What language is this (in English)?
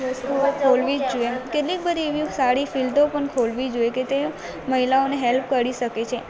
Gujarati